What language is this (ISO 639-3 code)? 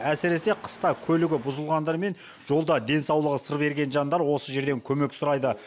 kaz